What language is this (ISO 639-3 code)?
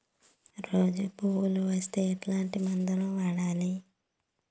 tel